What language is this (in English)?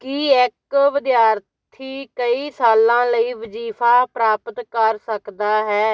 Punjabi